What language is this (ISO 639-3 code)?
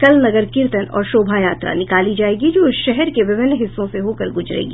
hin